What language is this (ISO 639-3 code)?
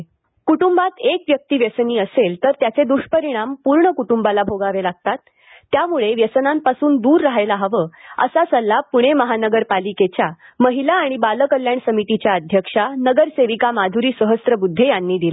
mar